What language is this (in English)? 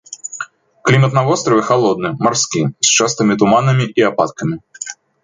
Belarusian